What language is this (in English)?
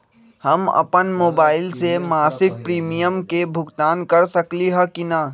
Magahi